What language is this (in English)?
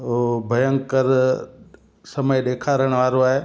Sindhi